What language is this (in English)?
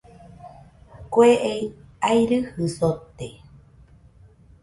Nüpode Huitoto